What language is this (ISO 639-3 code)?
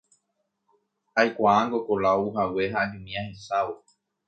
grn